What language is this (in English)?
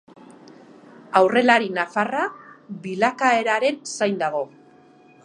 Basque